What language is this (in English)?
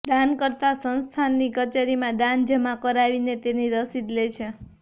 Gujarati